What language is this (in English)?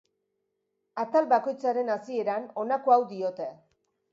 Basque